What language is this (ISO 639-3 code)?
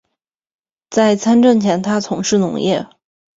zho